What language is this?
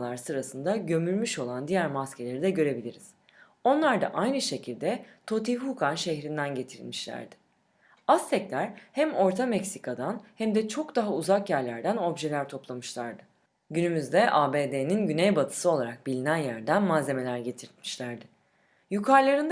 Turkish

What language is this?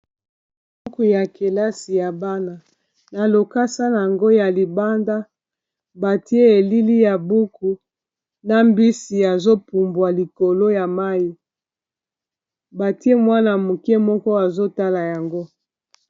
Lingala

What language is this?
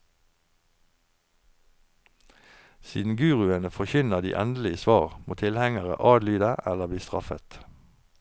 Norwegian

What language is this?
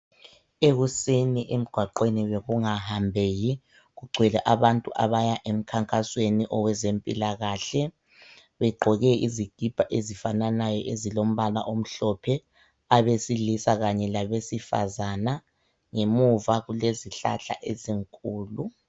North Ndebele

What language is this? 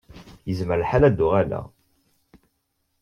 Kabyle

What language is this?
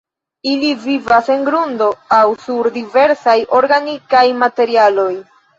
Esperanto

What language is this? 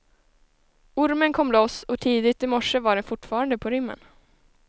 Swedish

